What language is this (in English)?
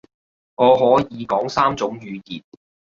Cantonese